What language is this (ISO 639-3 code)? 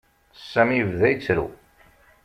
kab